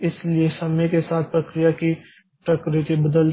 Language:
Hindi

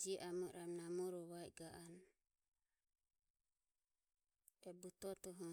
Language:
Ömie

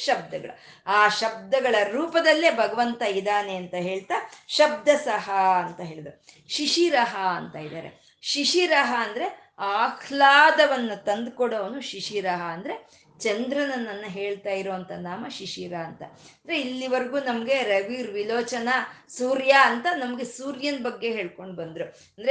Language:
Kannada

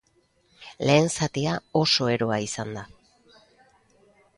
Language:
Basque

